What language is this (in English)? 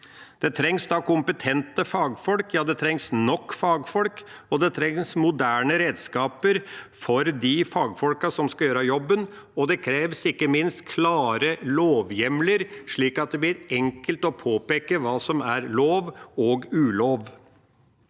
Norwegian